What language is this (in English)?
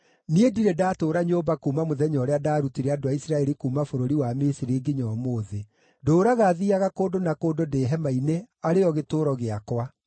Kikuyu